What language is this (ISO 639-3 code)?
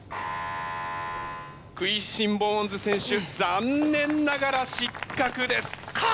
jpn